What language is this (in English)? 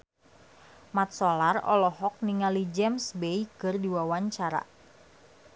Sundanese